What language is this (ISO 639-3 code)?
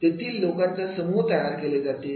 mar